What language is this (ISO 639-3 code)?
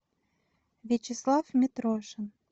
rus